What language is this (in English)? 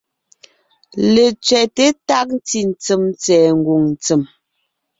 Ngiemboon